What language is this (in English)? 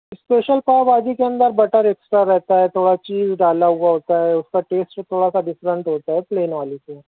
Urdu